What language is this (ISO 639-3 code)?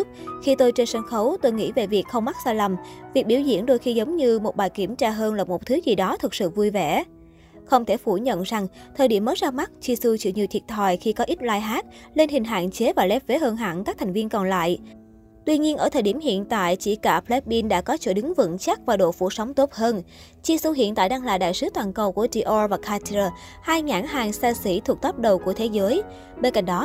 vie